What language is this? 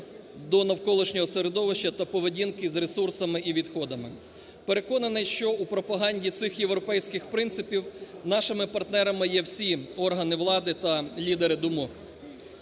Ukrainian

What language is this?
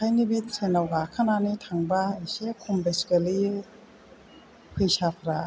Bodo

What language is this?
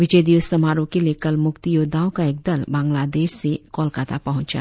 Hindi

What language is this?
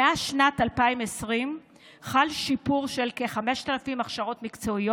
Hebrew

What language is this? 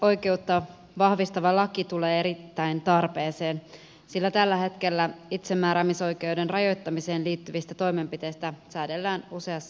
Finnish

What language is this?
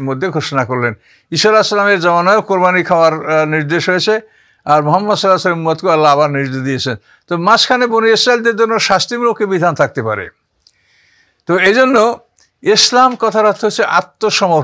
Arabic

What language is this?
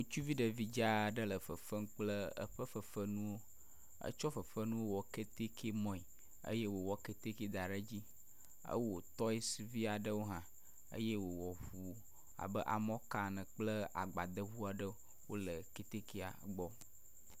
Ewe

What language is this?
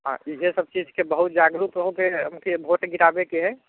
Maithili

